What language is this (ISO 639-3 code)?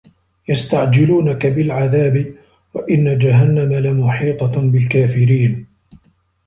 ara